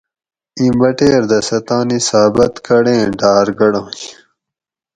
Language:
Gawri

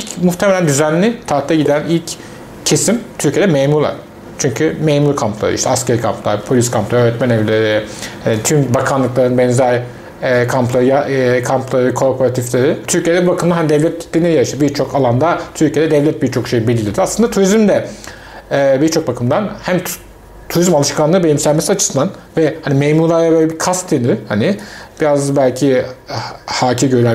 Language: Turkish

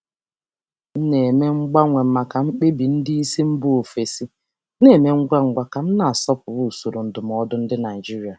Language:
Igbo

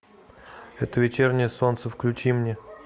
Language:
Russian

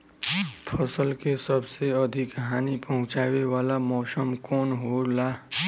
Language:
Bhojpuri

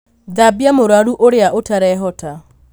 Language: Kikuyu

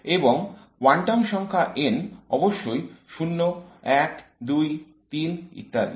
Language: Bangla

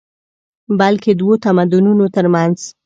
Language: Pashto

